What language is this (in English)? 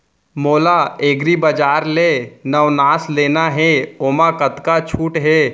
Chhattisgarhi